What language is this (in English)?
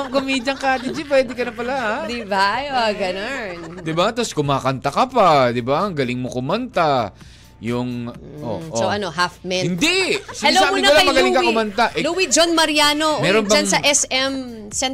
Filipino